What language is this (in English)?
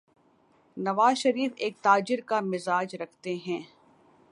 Urdu